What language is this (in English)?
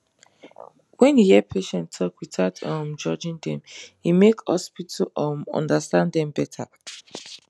Nigerian Pidgin